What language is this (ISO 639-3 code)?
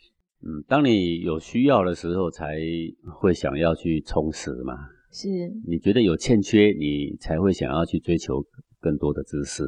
zho